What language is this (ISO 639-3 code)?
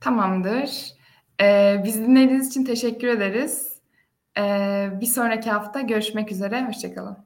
tur